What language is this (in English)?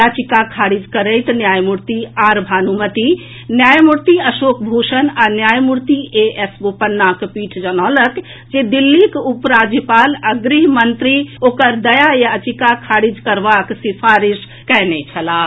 Maithili